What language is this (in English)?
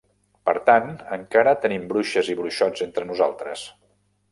Catalan